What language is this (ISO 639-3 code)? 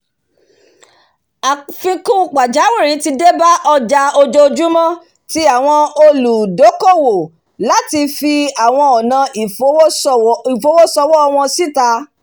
yor